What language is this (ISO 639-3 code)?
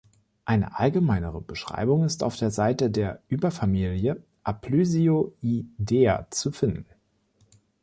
deu